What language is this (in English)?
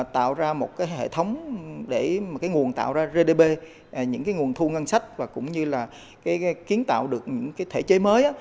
Vietnamese